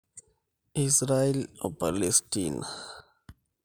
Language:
Masai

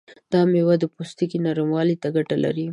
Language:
Pashto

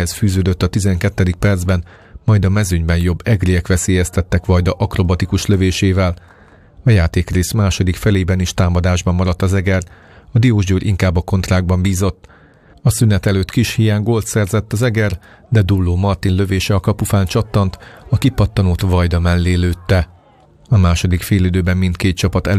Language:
Hungarian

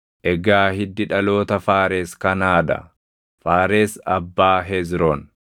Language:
Oromo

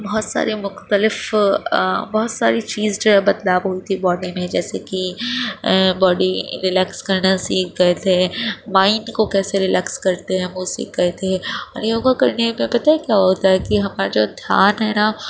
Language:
Urdu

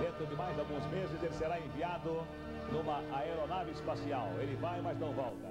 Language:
Portuguese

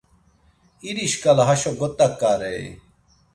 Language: Laz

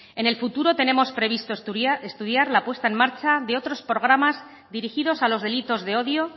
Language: Spanish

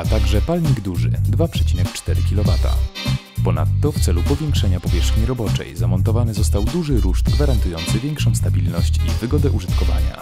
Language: Polish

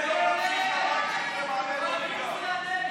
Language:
Hebrew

